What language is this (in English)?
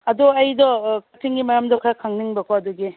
Manipuri